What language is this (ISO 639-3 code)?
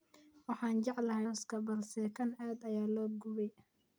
som